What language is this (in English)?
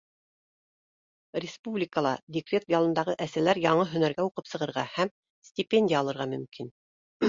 Bashkir